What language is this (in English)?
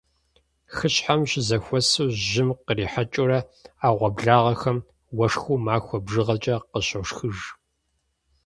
Kabardian